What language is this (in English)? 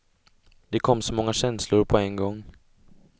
Swedish